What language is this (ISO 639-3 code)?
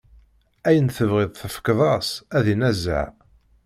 kab